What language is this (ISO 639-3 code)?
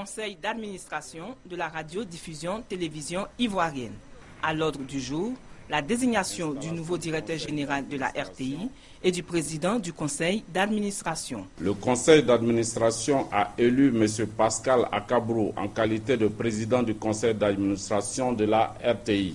fra